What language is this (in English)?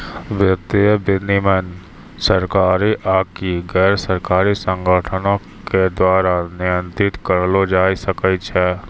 Maithili